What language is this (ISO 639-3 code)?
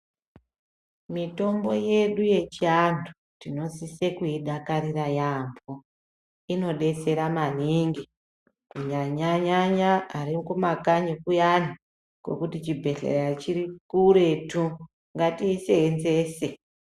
ndc